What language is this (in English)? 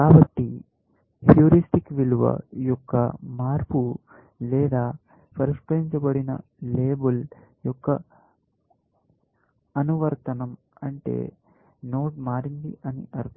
Telugu